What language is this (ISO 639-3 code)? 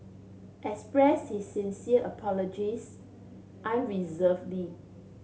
eng